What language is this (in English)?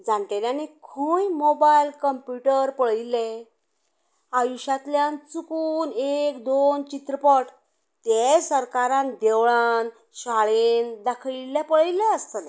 Konkani